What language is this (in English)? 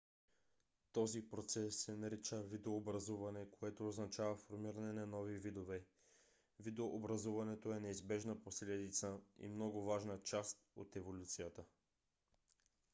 Bulgarian